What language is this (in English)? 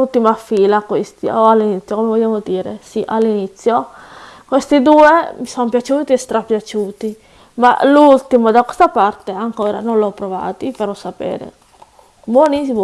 Italian